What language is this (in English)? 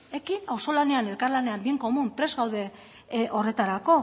Basque